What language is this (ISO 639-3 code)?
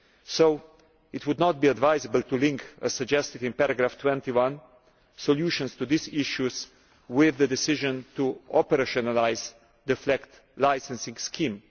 eng